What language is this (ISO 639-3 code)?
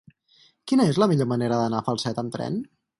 cat